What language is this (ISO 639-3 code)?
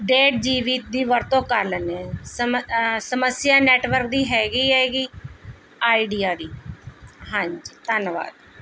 pan